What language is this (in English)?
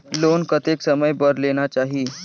Chhattisgarhi